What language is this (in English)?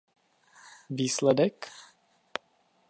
Czech